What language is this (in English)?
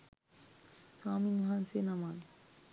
Sinhala